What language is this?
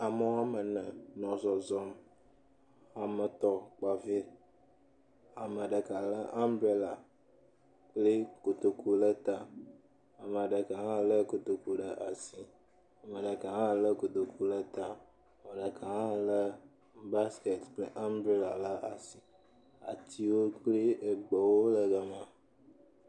Ewe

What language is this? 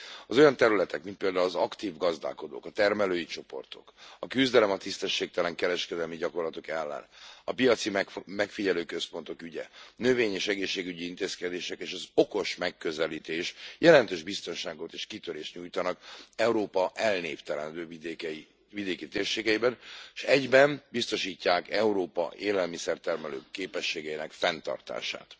Hungarian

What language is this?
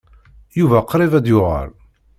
Kabyle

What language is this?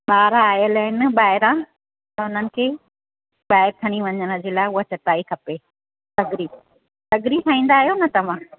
Sindhi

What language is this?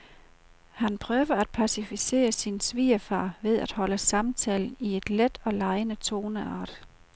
Danish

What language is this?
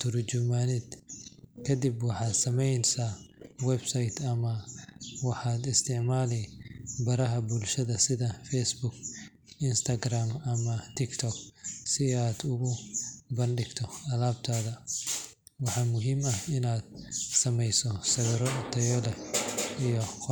Somali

